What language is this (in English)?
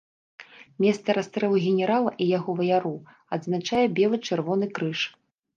Belarusian